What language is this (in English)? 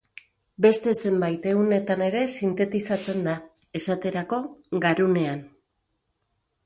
Basque